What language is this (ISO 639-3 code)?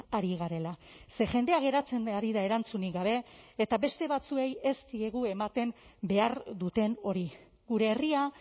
eus